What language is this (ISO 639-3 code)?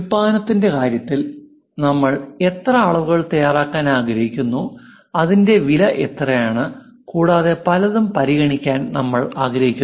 mal